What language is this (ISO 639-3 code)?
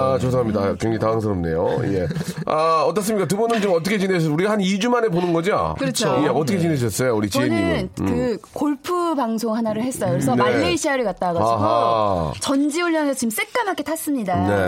kor